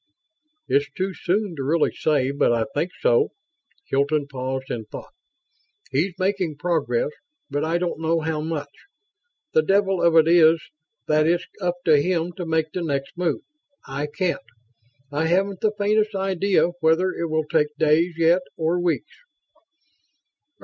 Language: English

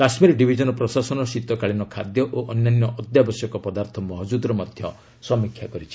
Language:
Odia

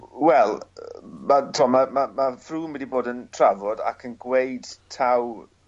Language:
Welsh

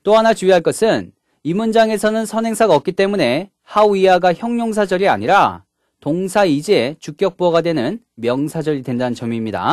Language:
Korean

